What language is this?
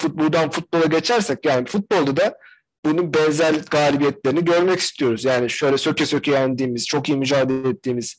Turkish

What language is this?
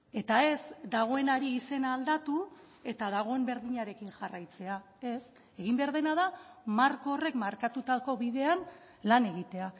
Basque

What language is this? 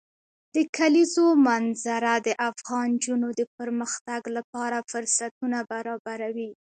Pashto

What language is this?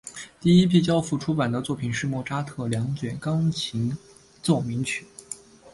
Chinese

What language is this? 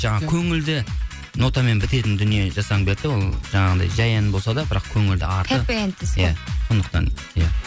Kazakh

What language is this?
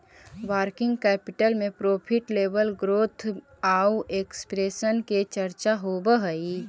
Magahi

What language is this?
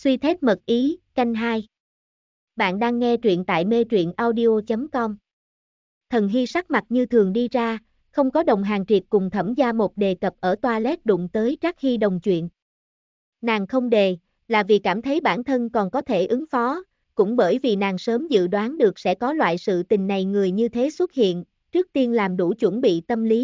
Vietnamese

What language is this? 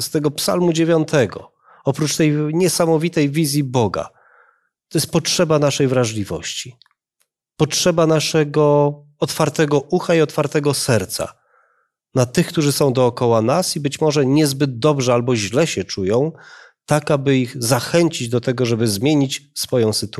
Polish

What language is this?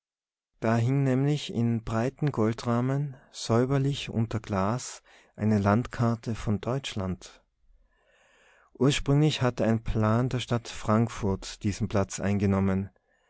German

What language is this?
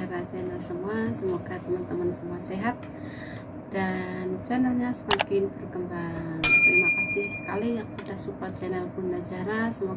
Indonesian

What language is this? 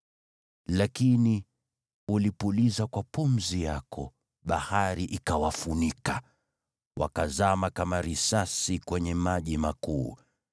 Swahili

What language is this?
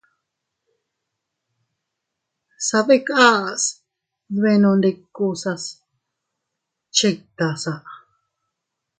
Teutila Cuicatec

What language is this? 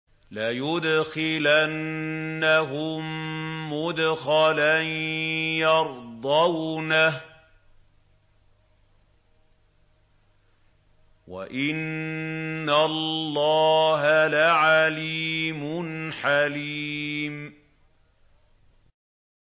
Arabic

